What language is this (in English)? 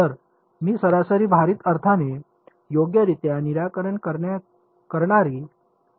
Marathi